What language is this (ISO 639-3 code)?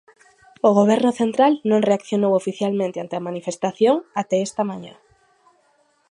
glg